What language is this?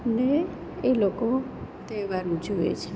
Gujarati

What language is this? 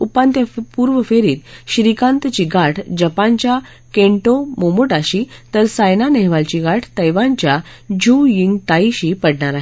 Marathi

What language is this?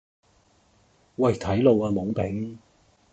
Cantonese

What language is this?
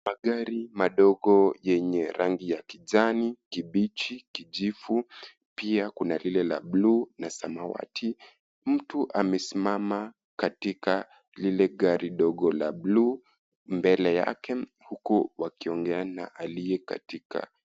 Swahili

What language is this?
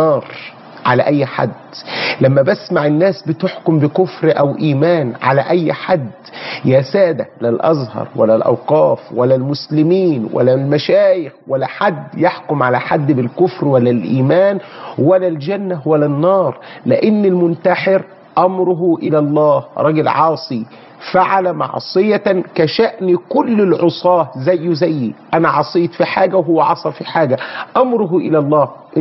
Arabic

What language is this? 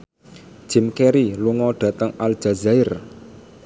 Javanese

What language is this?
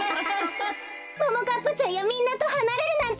Japanese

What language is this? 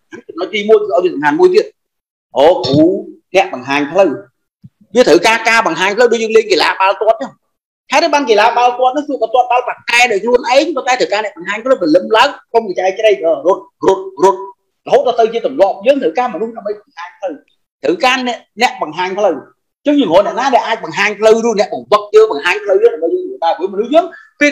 Vietnamese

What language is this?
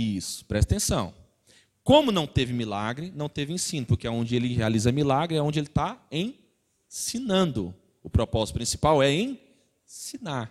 Portuguese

